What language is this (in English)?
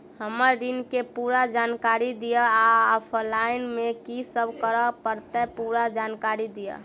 Maithili